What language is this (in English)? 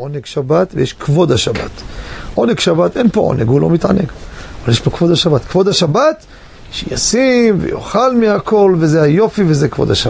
Hebrew